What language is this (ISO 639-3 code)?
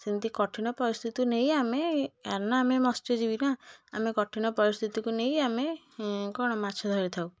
ori